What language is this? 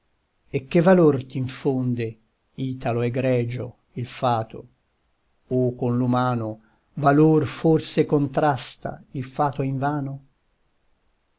Italian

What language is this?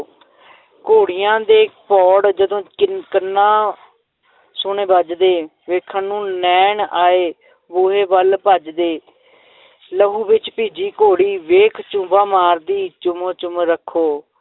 Punjabi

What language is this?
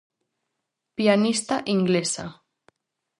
Galician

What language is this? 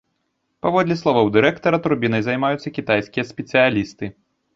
Belarusian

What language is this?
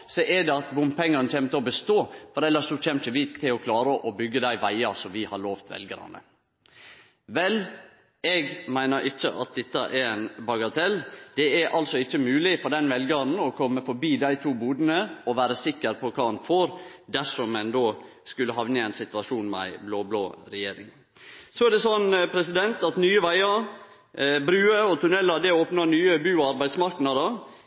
Norwegian Nynorsk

